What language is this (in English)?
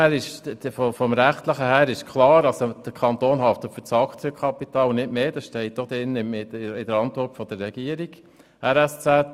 Swiss German